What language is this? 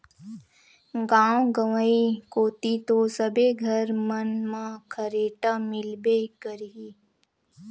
Chhattisgarhi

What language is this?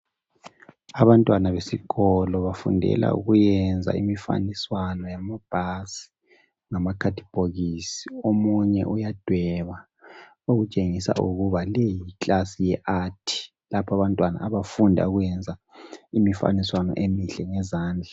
North Ndebele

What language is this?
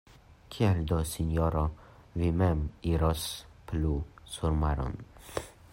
Esperanto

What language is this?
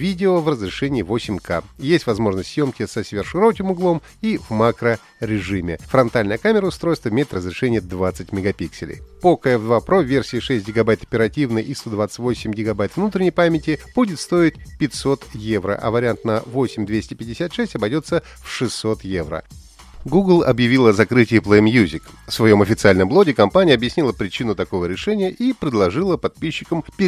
Russian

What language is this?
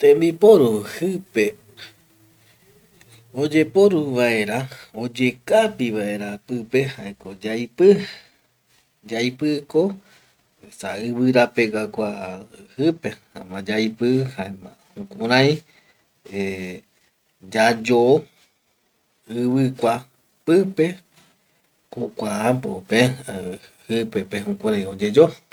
Eastern Bolivian Guaraní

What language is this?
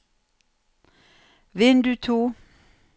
Norwegian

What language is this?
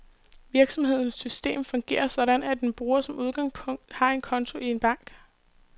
Danish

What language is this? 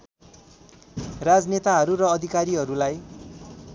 Nepali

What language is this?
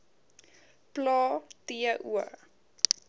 Afrikaans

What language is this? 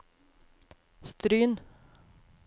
Norwegian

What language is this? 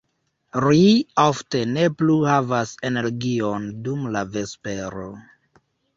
Esperanto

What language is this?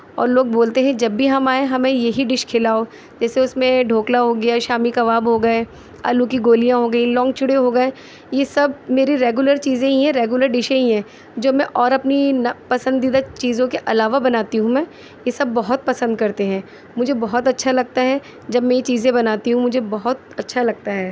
Urdu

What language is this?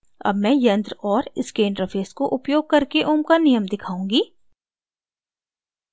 Hindi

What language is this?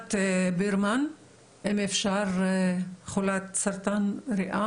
Hebrew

